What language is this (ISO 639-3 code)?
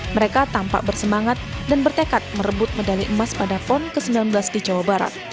ind